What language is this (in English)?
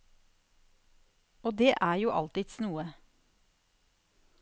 Norwegian